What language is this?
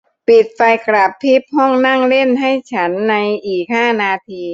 Thai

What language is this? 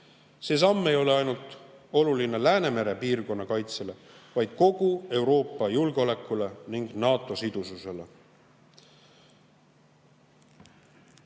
Estonian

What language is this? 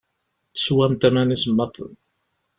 Kabyle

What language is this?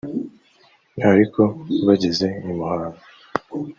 Kinyarwanda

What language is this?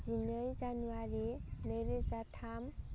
Bodo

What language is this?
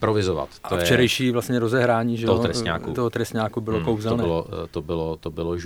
Czech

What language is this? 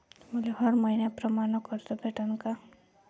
Marathi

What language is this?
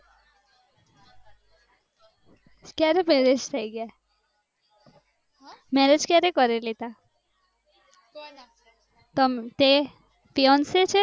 Gujarati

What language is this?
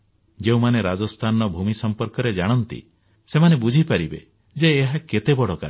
Odia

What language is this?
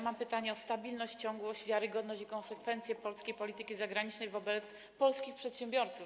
Polish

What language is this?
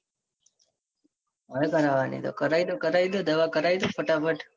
Gujarati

